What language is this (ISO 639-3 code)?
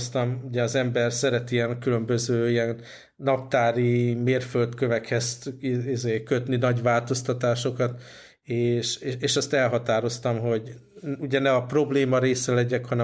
hun